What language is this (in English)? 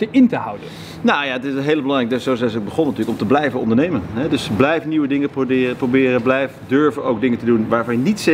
Dutch